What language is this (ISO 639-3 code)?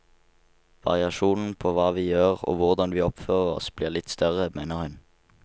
nor